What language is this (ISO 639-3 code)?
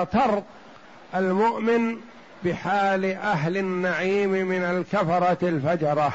ara